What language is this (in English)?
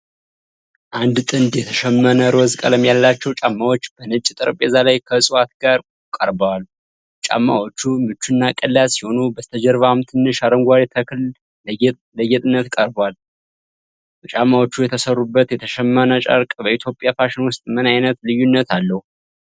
Amharic